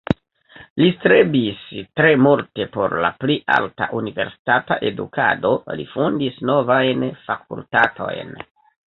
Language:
Esperanto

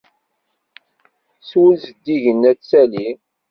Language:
Kabyle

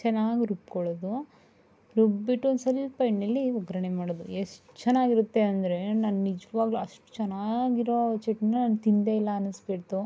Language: Kannada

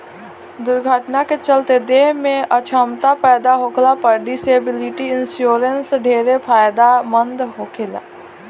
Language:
Bhojpuri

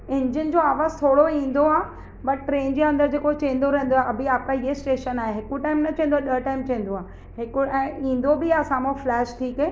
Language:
Sindhi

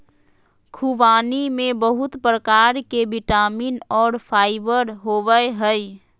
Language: Magahi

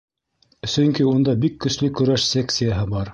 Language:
Bashkir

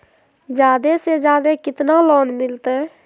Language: Magahi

